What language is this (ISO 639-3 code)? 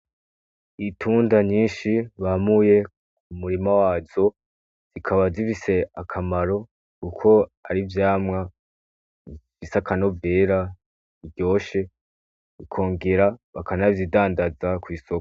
run